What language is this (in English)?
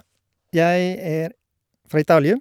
Norwegian